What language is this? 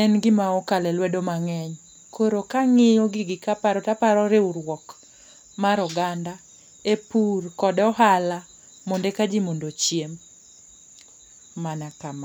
Luo (Kenya and Tanzania)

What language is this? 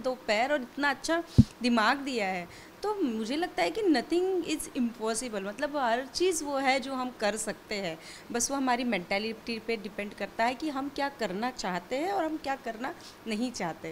Hindi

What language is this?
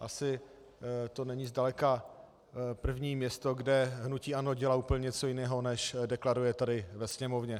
Czech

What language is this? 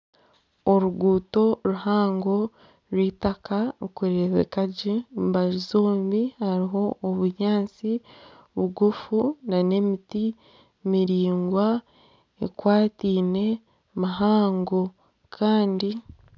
Nyankole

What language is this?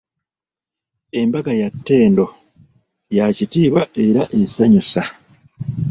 Ganda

